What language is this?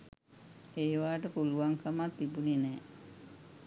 Sinhala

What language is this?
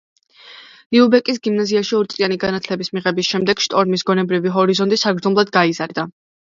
Georgian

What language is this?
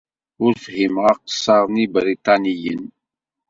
Kabyle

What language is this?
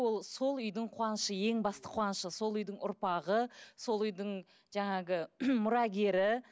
Kazakh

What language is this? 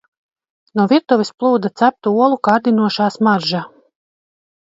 Latvian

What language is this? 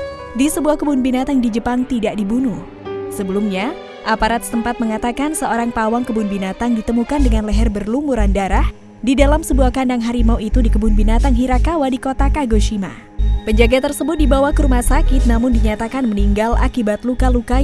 Indonesian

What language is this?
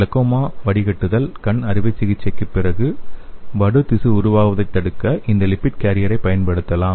Tamil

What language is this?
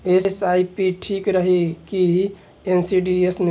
Bhojpuri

